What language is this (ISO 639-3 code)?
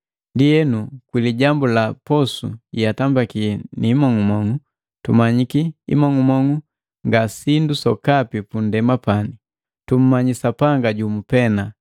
mgv